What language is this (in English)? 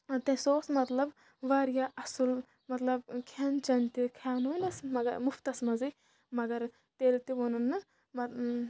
Kashmiri